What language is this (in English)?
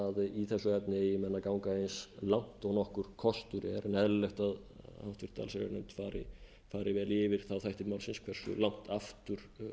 Icelandic